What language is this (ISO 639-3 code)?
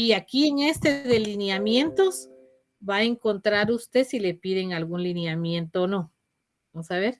spa